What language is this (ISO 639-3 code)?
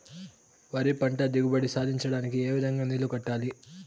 tel